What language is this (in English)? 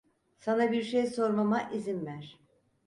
Turkish